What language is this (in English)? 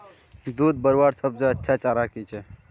Magahi